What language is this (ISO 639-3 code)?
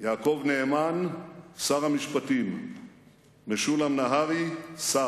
heb